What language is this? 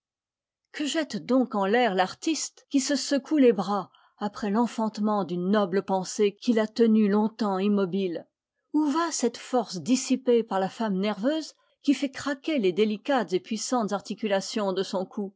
French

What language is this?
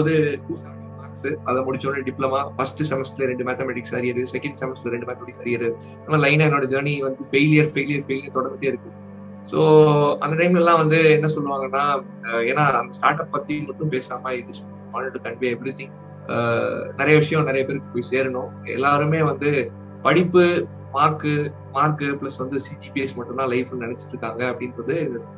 Tamil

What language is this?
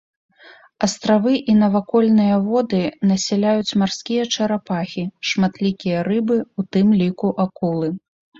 Belarusian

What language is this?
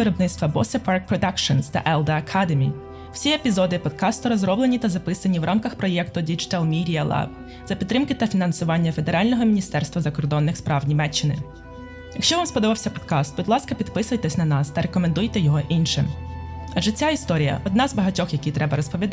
Ukrainian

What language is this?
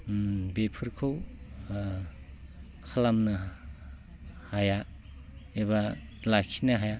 Bodo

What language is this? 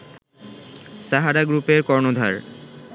Bangla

